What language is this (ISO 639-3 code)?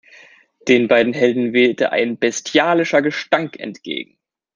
deu